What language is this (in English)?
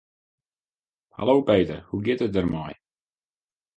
Western Frisian